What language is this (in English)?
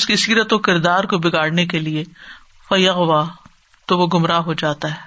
Urdu